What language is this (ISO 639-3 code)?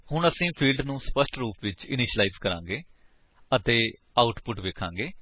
pan